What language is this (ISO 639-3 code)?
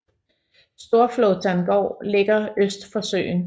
dan